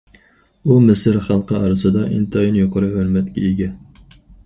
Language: Uyghur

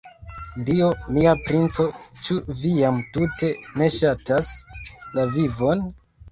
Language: Esperanto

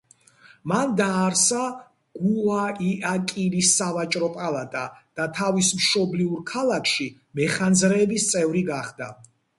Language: Georgian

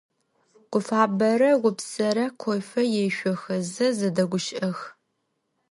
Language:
Adyghe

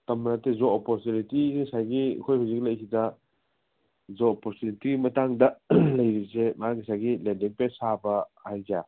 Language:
Manipuri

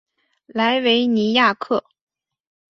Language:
Chinese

